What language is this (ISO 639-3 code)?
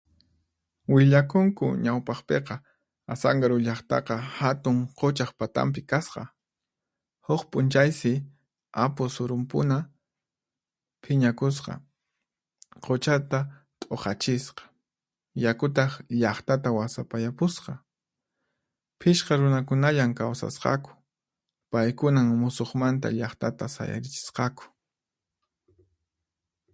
qxp